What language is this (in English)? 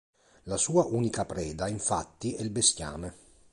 Italian